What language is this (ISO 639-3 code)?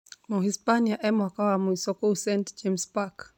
kik